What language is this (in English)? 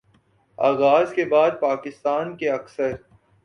Urdu